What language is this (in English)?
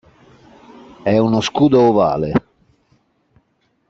Italian